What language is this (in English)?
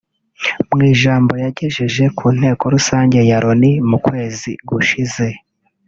Kinyarwanda